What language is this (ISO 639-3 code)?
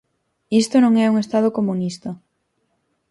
glg